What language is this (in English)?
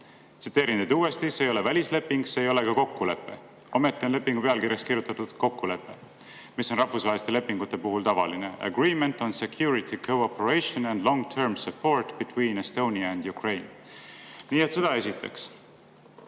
Estonian